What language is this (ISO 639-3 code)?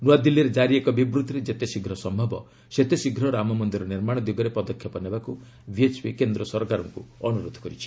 ori